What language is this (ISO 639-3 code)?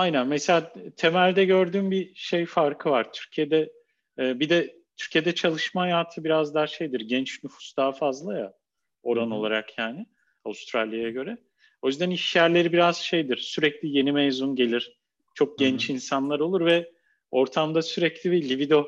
tur